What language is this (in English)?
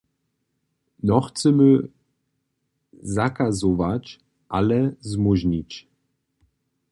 Upper Sorbian